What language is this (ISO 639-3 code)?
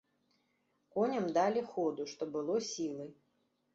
bel